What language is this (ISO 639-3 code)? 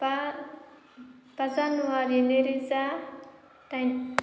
brx